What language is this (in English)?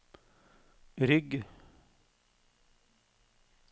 Norwegian